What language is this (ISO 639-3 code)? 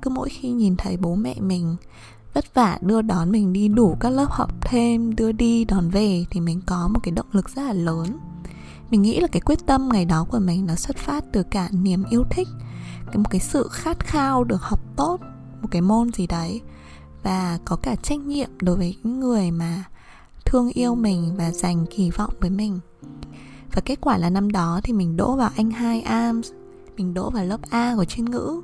vie